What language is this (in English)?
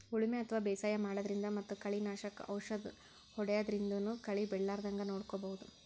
Kannada